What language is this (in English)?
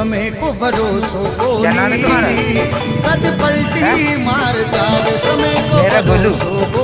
Hindi